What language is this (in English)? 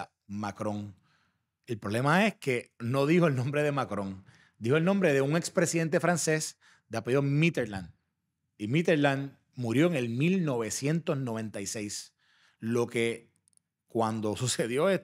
Spanish